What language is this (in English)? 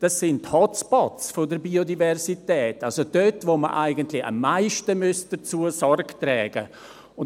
Swiss German